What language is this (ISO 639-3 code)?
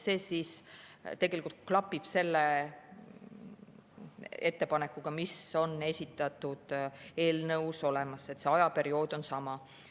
est